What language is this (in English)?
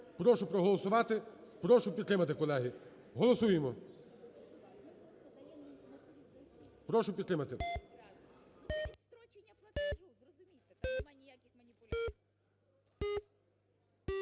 Ukrainian